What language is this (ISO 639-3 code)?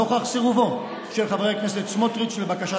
heb